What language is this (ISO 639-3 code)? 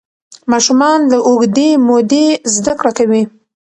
pus